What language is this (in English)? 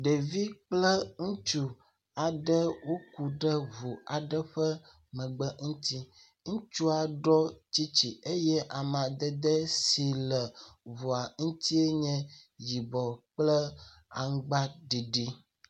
Ewe